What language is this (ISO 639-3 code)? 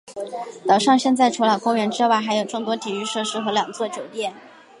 zho